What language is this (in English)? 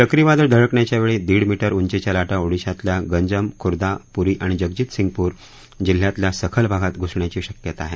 Marathi